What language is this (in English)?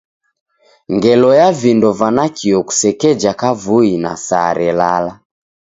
Taita